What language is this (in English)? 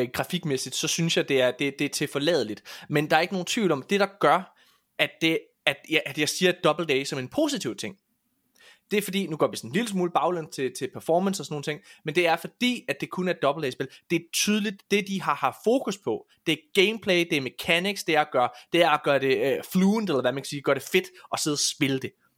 Danish